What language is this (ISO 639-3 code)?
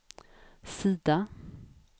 swe